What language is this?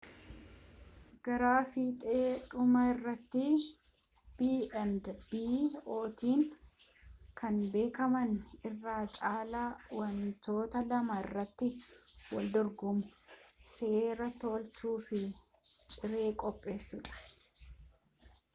Oromo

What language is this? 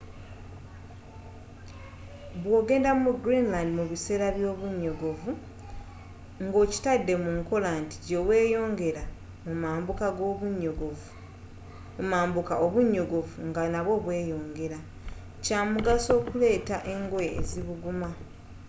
Ganda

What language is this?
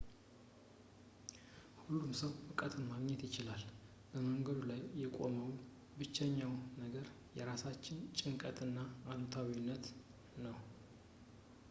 Amharic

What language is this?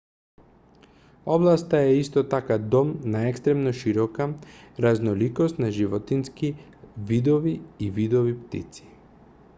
Macedonian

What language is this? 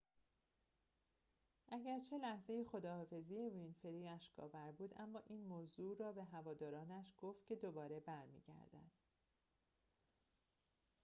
Persian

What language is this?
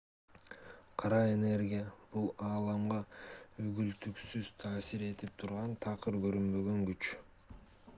Kyrgyz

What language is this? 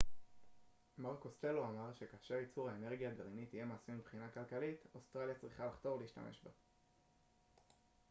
Hebrew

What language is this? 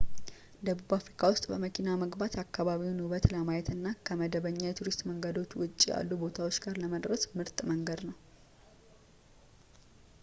Amharic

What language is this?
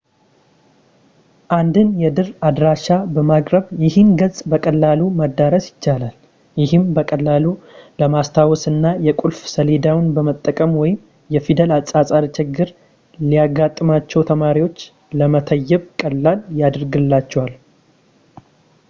Amharic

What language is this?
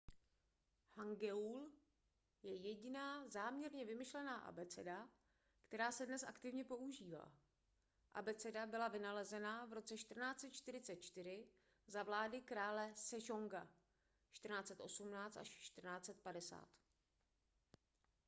Czech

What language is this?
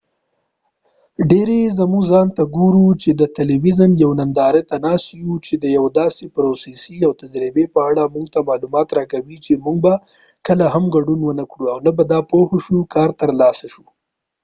Pashto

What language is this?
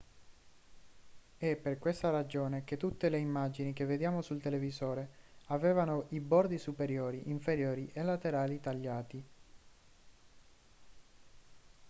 Italian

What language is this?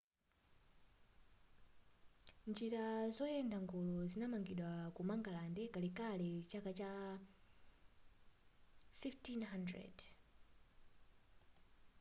Nyanja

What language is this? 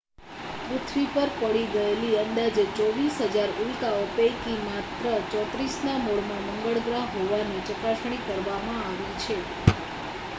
Gujarati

